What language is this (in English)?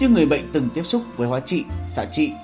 Vietnamese